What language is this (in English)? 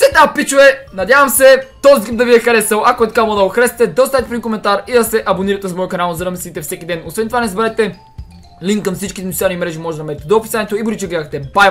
Bulgarian